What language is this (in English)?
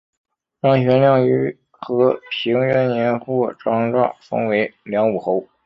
Chinese